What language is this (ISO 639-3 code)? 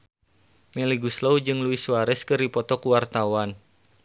sun